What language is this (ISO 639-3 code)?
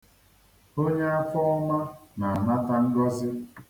ibo